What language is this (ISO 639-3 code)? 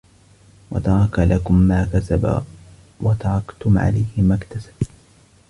ara